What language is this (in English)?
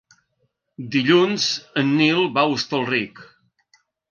Catalan